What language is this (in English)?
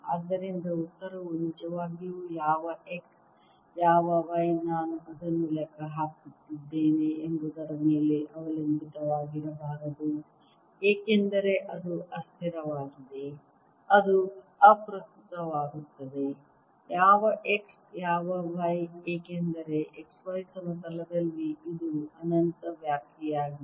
Kannada